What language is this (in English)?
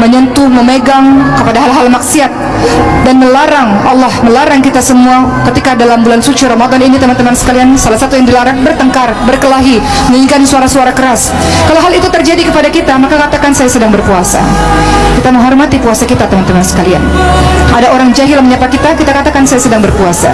Indonesian